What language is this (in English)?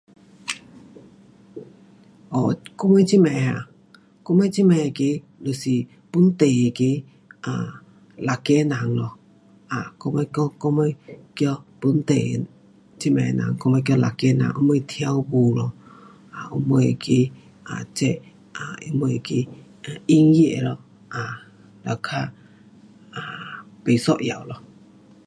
Pu-Xian Chinese